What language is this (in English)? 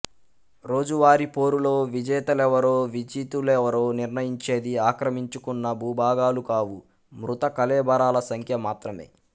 Telugu